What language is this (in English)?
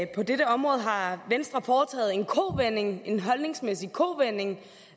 Danish